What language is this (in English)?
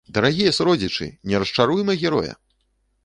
Belarusian